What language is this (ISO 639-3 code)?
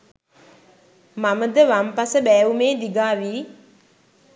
sin